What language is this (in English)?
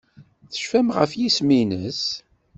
Kabyle